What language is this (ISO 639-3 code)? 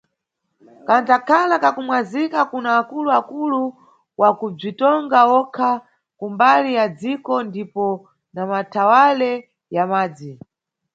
nyu